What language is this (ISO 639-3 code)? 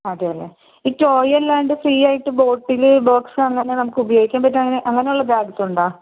mal